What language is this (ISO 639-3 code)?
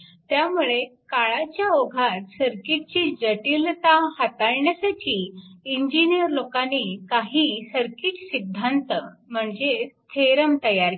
mar